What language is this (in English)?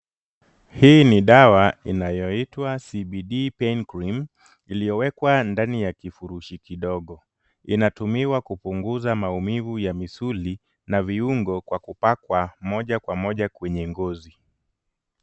Swahili